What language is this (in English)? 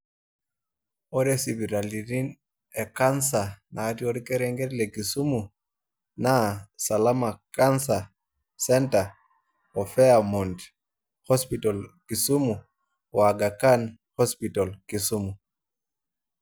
Masai